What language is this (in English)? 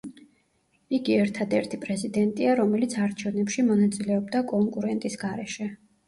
Georgian